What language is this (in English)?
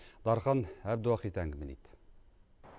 Kazakh